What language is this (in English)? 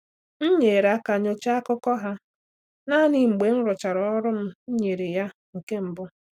Igbo